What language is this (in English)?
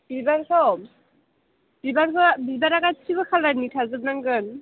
Bodo